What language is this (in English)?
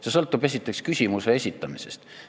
Estonian